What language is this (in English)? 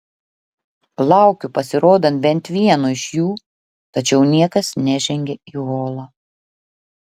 Lithuanian